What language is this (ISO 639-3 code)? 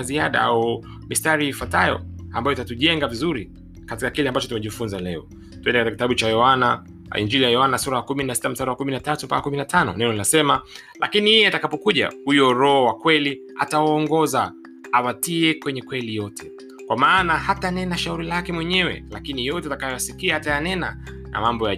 swa